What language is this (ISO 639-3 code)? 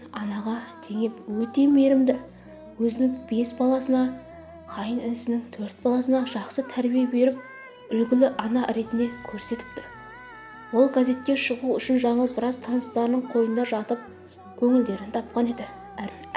tur